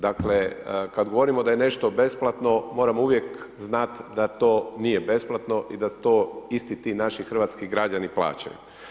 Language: Croatian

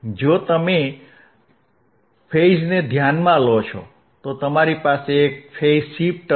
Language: Gujarati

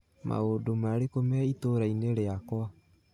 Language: Kikuyu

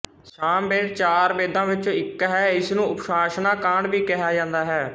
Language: Punjabi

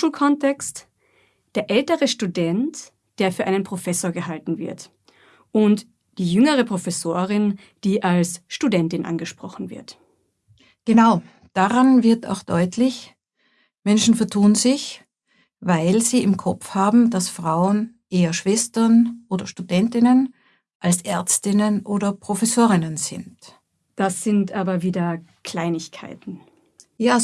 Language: German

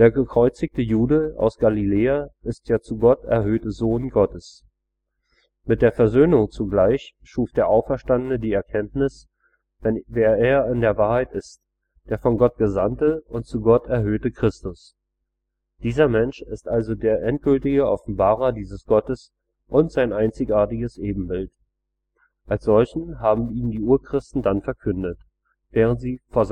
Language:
German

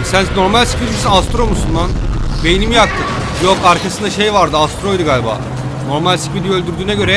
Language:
Turkish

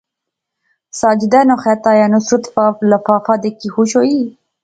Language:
Pahari-Potwari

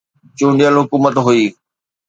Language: Sindhi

